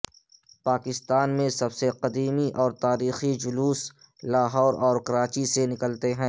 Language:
Urdu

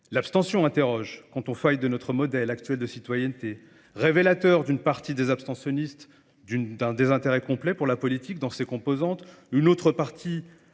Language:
French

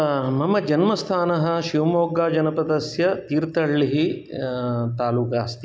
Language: Sanskrit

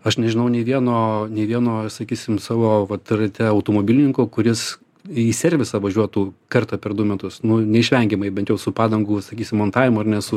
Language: Lithuanian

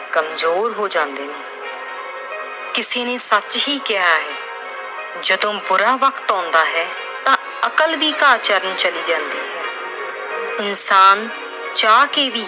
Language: Punjabi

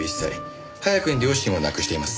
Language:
Japanese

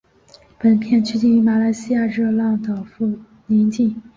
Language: Chinese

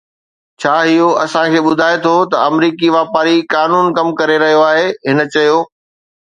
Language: Sindhi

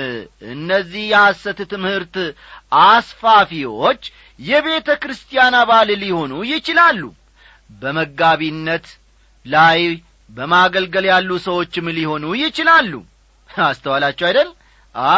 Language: Amharic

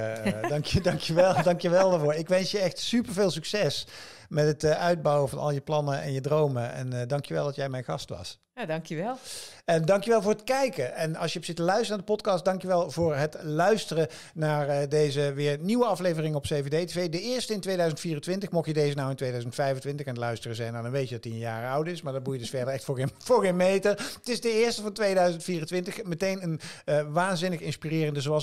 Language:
Dutch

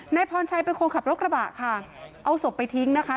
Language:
Thai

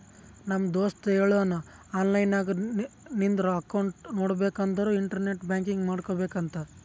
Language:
Kannada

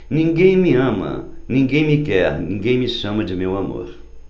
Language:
Portuguese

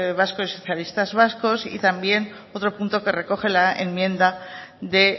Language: Spanish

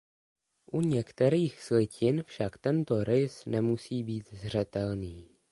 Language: Czech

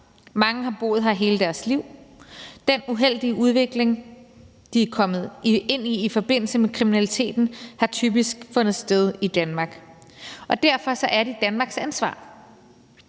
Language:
Danish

